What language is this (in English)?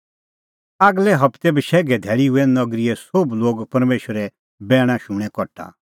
Kullu Pahari